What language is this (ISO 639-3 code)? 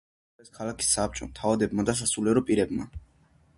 kat